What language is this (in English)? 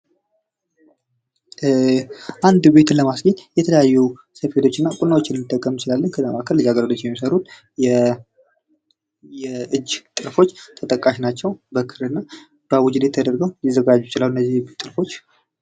Amharic